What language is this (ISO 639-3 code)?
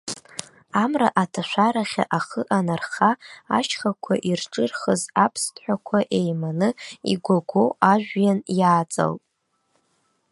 abk